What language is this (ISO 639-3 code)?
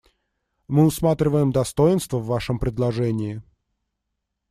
rus